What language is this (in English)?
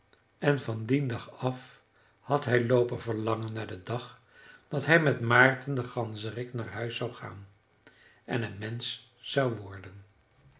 Dutch